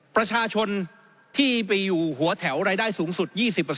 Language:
Thai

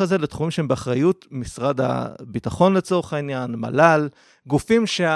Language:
Hebrew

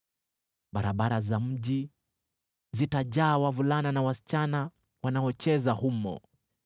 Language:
Swahili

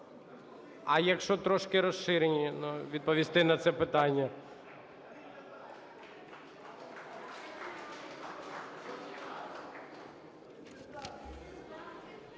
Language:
Ukrainian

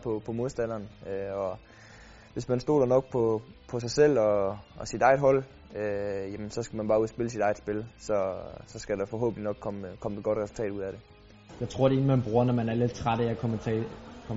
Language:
Danish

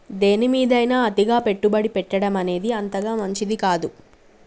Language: Telugu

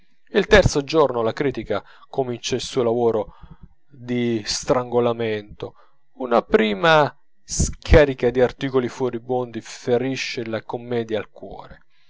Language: Italian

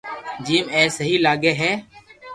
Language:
Loarki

